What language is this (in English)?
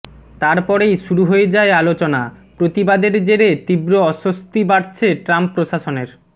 Bangla